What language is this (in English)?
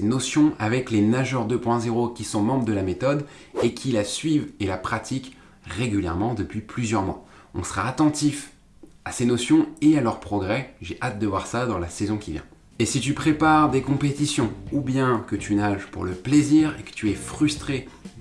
French